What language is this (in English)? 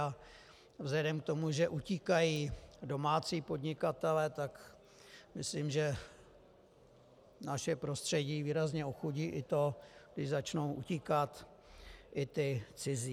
Czech